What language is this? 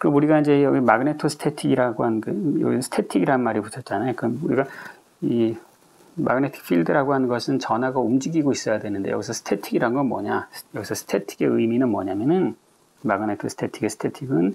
Korean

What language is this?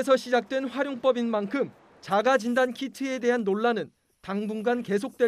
Korean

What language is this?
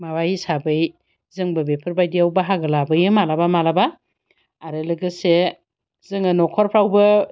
Bodo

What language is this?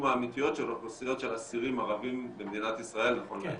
Hebrew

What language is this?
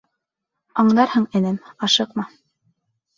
Bashkir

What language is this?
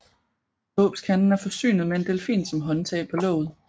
Danish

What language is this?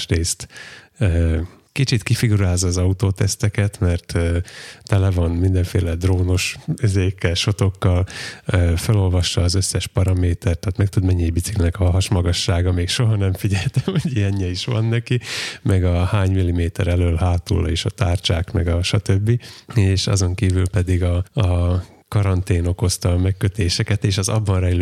Hungarian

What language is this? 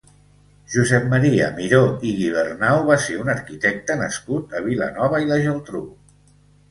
Catalan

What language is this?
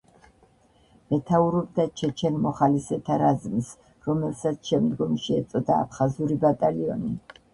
Georgian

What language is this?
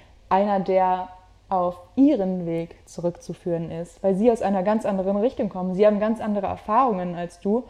German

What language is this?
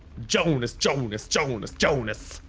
English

